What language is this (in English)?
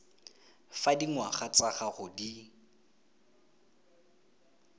Tswana